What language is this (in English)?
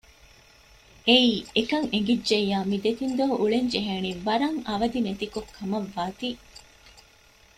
Divehi